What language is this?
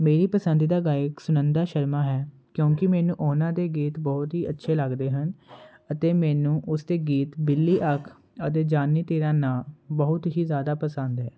Punjabi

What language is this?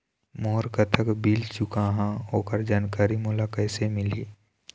Chhattisgarhi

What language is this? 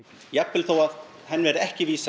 Icelandic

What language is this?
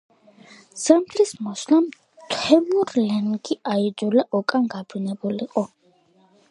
Georgian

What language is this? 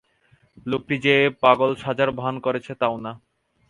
Bangla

